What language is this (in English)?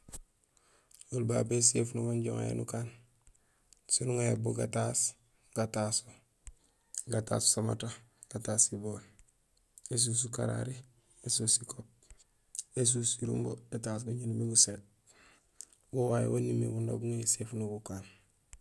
Gusilay